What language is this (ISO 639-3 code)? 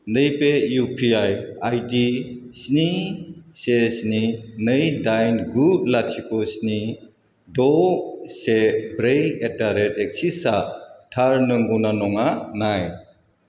brx